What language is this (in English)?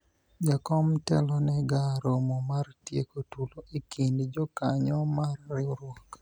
Luo (Kenya and Tanzania)